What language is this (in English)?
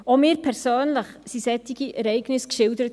Swiss German